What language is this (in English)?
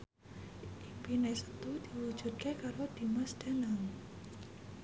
Javanese